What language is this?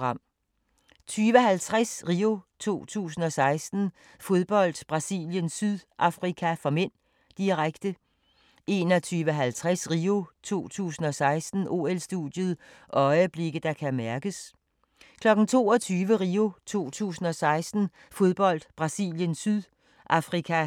Danish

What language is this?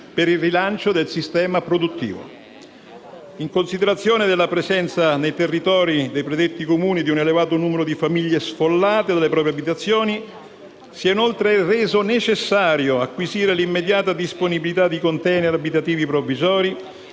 Italian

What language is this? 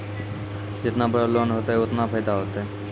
Maithili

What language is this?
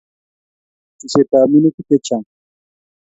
Kalenjin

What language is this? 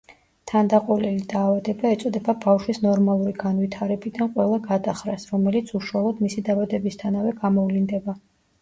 Georgian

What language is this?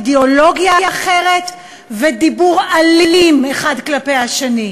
Hebrew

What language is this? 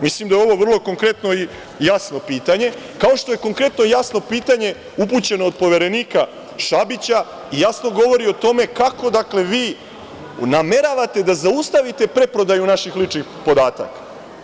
Serbian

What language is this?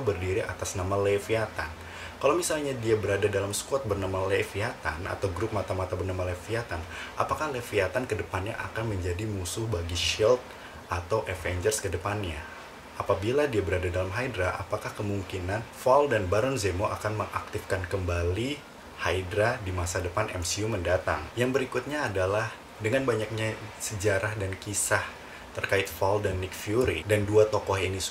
Indonesian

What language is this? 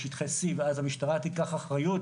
Hebrew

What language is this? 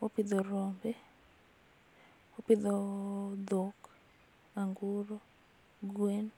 Luo (Kenya and Tanzania)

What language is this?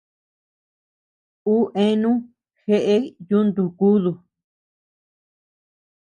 Tepeuxila Cuicatec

